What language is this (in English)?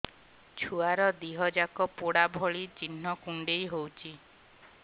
Odia